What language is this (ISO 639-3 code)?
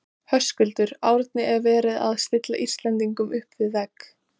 isl